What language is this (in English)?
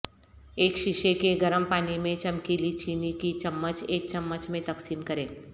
Urdu